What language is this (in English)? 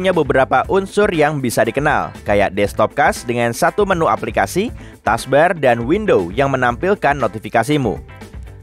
Indonesian